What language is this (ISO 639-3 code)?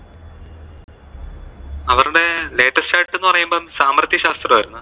mal